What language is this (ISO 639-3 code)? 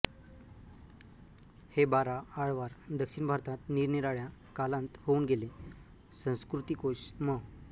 mar